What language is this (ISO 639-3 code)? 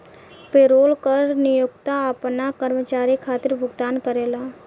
bho